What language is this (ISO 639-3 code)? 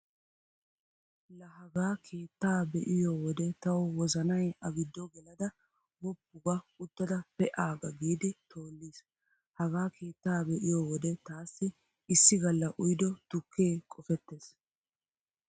wal